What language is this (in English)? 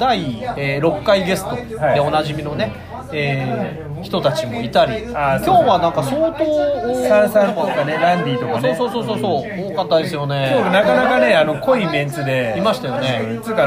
Japanese